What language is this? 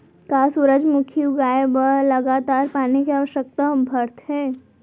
Chhattisgarhi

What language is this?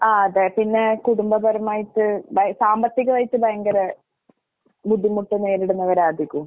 Malayalam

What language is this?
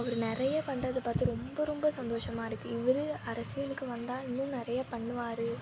Tamil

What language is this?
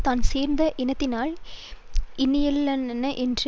Tamil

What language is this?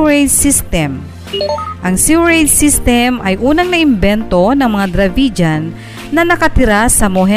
Filipino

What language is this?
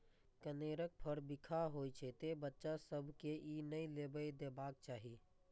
Maithili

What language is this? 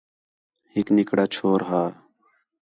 Khetrani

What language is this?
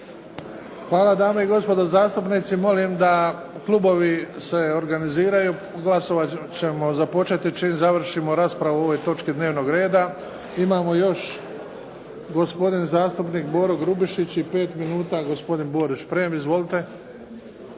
Croatian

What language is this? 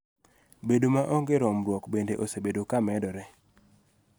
Luo (Kenya and Tanzania)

